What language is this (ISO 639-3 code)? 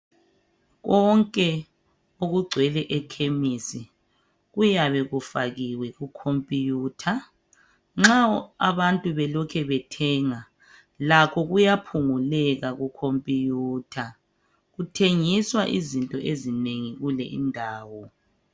nde